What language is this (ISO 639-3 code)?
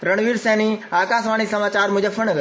hin